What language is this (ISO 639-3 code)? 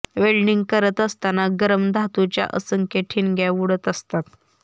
mar